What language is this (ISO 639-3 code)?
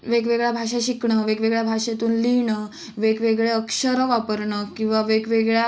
mar